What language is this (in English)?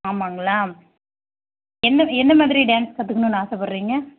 Tamil